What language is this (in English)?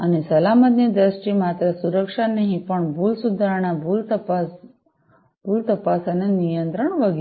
Gujarati